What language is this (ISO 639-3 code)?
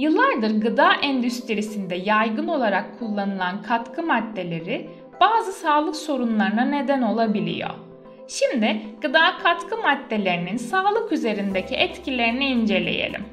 tur